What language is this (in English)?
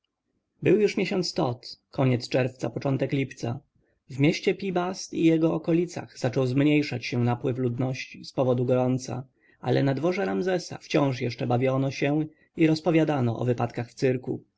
Polish